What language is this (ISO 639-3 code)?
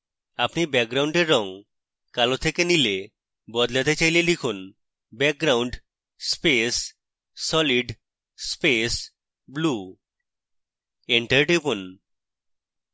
ben